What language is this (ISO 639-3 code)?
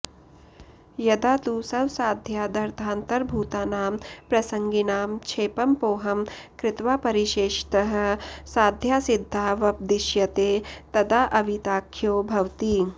san